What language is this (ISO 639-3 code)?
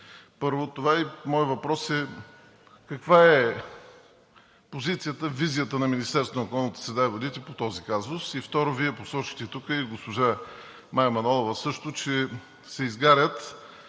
bul